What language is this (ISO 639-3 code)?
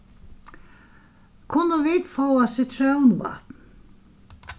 fao